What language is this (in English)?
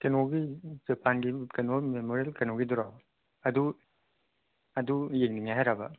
Manipuri